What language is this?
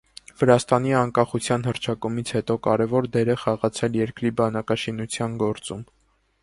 Armenian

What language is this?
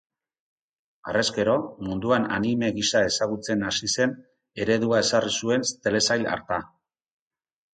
Basque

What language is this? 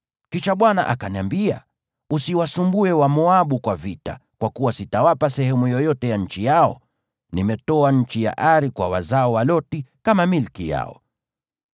Swahili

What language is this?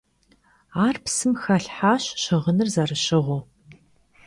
Kabardian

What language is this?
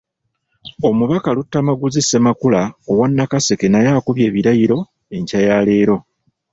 Ganda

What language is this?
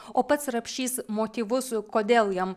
Lithuanian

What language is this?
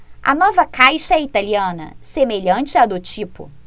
Portuguese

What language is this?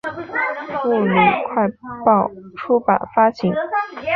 Chinese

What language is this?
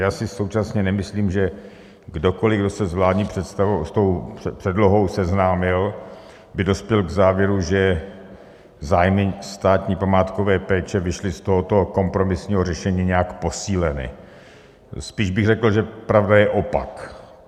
Czech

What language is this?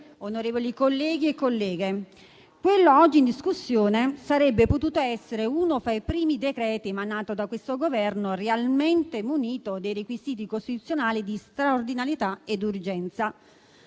Italian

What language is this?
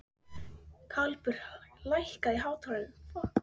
Icelandic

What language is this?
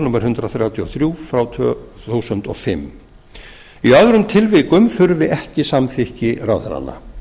Icelandic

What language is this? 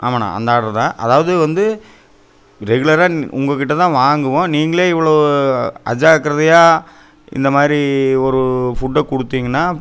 Tamil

